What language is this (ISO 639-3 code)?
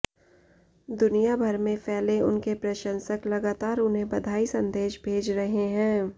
hin